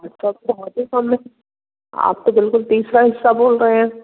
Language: Hindi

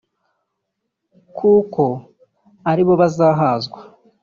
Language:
Kinyarwanda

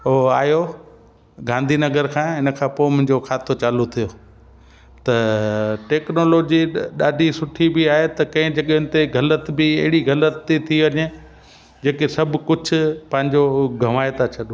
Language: Sindhi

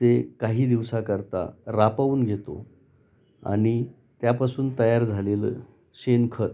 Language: Marathi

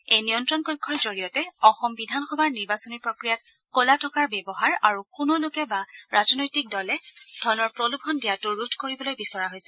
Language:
Assamese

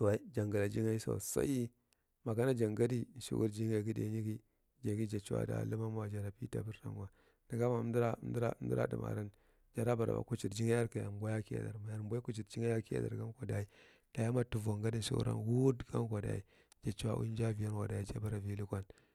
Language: Marghi Central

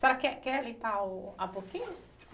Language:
Portuguese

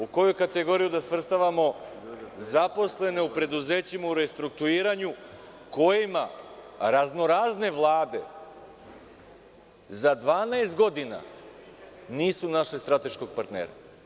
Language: Serbian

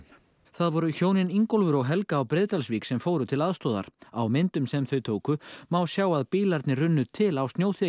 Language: Icelandic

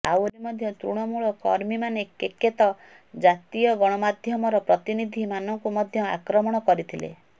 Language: Odia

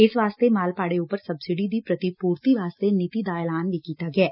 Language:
Punjabi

